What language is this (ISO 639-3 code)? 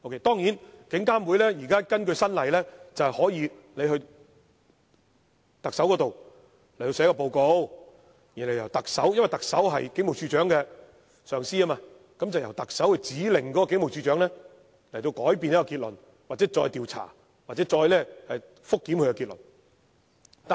yue